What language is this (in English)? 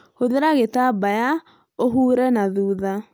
Kikuyu